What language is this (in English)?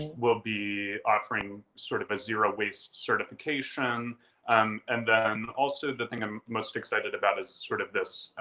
English